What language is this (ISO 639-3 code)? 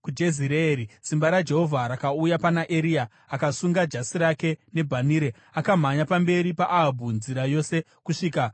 sna